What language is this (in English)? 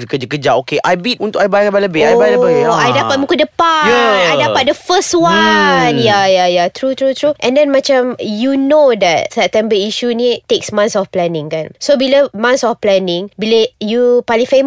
Malay